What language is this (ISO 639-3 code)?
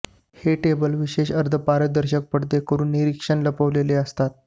mar